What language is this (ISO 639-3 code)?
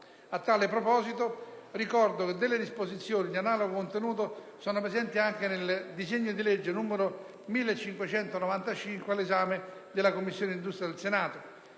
ita